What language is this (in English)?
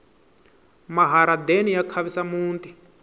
Tsonga